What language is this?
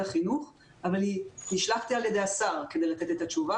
Hebrew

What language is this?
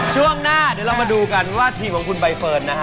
Thai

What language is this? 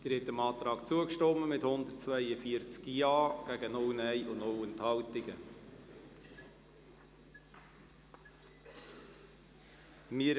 Swiss German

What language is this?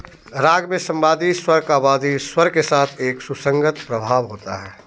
Hindi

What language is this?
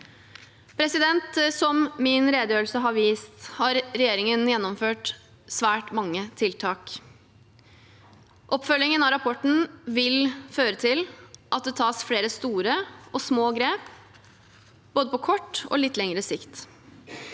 Norwegian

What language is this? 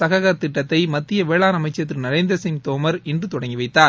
Tamil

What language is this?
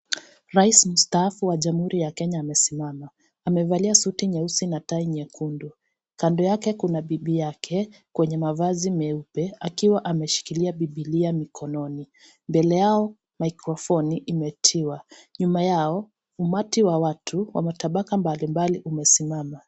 Swahili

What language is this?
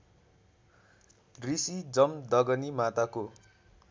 Nepali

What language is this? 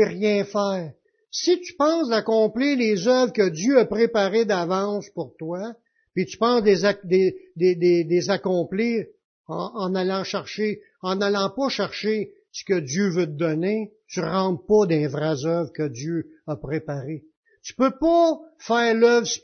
French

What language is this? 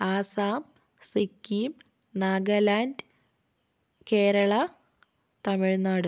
Malayalam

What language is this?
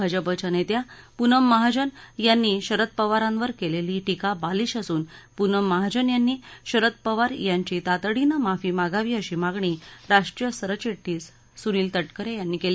Marathi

